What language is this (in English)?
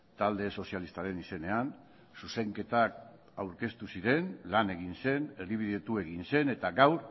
Basque